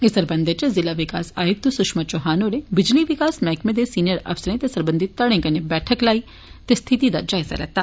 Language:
Dogri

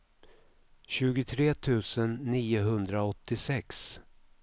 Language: Swedish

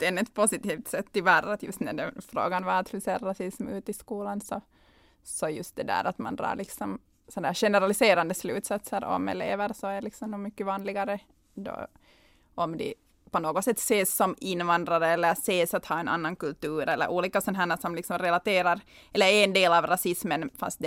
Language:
Swedish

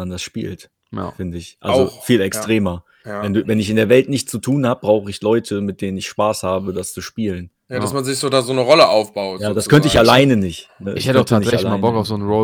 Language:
German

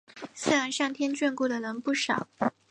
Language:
Chinese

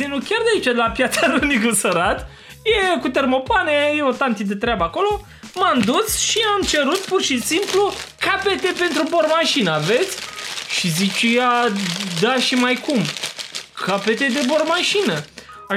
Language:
Romanian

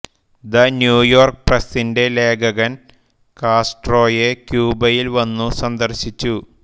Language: Malayalam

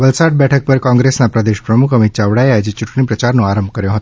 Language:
Gujarati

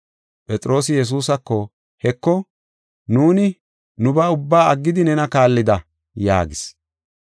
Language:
Gofa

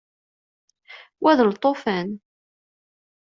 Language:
Kabyle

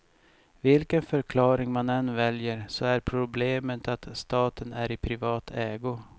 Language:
Swedish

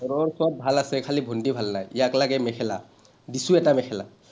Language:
Assamese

